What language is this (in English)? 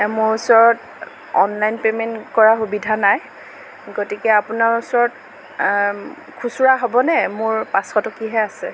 Assamese